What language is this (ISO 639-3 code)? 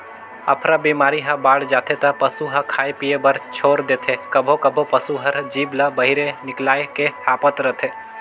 hne